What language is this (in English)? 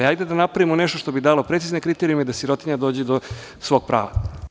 Serbian